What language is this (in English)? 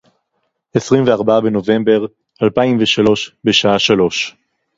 Hebrew